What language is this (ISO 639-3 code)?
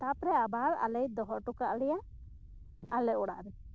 sat